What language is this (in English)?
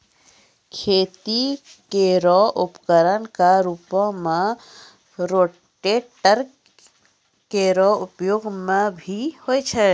Maithili